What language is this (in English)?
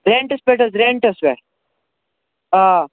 Kashmiri